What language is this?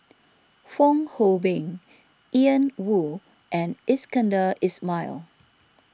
English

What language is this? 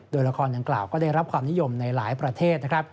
Thai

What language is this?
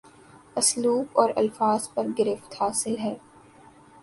Urdu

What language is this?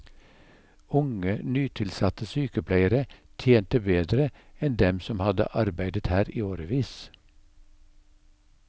Norwegian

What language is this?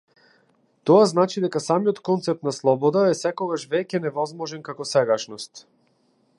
Macedonian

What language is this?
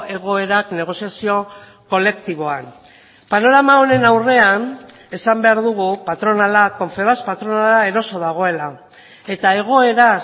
Basque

